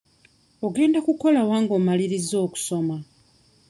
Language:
Ganda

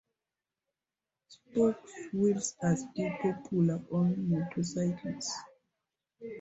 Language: English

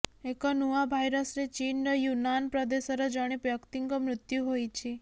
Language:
Odia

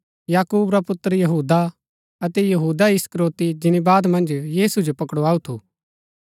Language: Gaddi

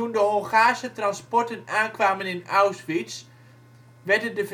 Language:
Dutch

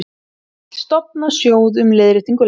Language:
Icelandic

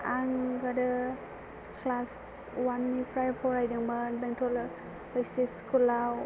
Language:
Bodo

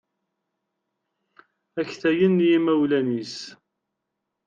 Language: Kabyle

